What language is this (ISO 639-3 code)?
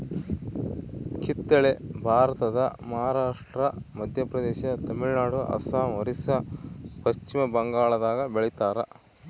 kan